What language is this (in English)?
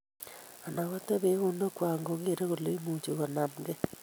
Kalenjin